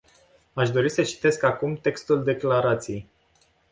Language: Romanian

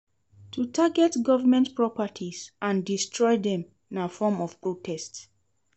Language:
Nigerian Pidgin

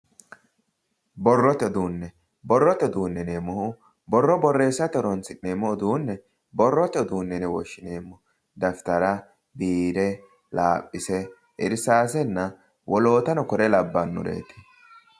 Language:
Sidamo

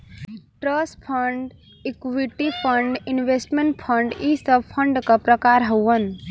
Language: Bhojpuri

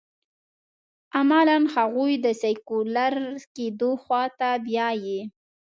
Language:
Pashto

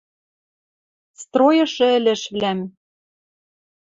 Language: Western Mari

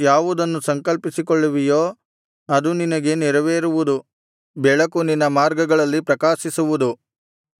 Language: Kannada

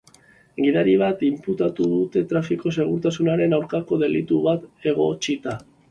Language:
Basque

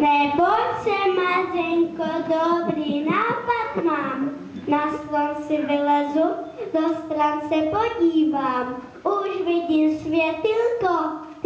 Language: Czech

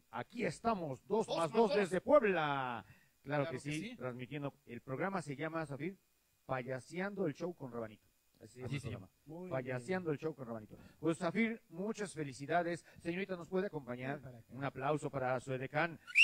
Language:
Spanish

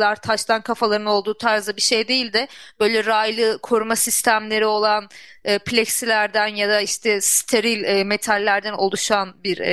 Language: Turkish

